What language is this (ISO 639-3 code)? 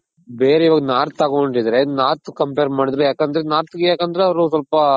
kan